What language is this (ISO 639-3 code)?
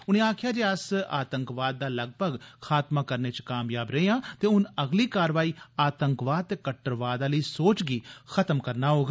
doi